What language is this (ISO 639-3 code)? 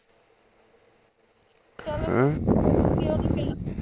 pan